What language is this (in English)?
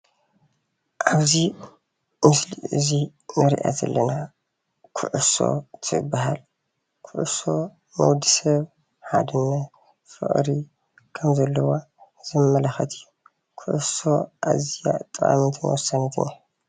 Tigrinya